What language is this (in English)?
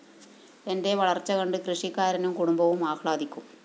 Malayalam